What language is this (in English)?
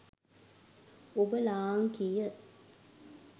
Sinhala